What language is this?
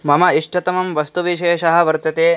Sanskrit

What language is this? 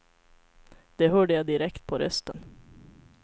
Swedish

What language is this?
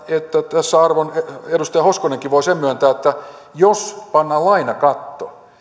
Finnish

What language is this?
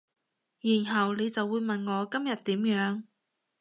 Cantonese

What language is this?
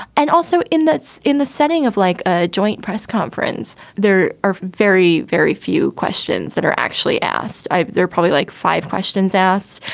English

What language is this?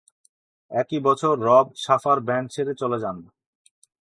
Bangla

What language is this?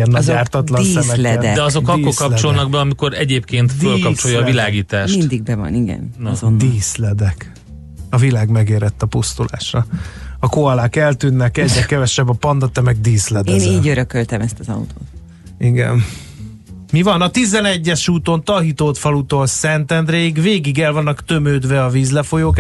Hungarian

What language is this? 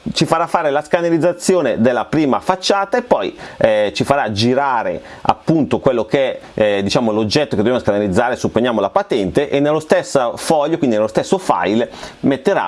Italian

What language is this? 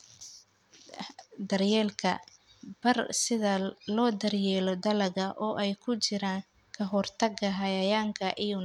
Somali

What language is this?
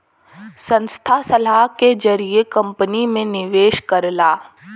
Bhojpuri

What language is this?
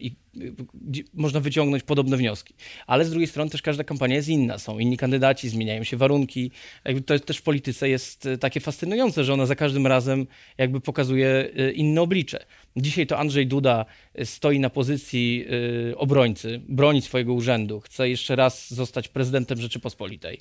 Polish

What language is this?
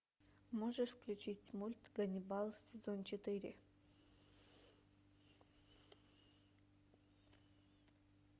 Russian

